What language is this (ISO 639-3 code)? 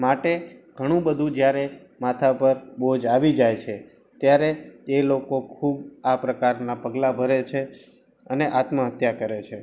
guj